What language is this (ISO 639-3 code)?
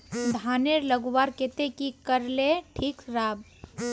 mag